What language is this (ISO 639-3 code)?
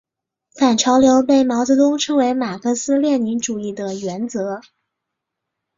zho